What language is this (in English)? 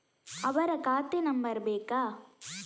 Kannada